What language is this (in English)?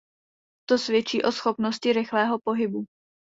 Czech